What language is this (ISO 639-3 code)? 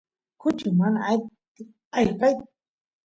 qus